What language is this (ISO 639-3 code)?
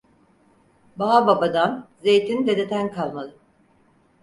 tur